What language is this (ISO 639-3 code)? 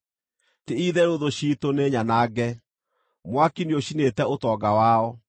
kik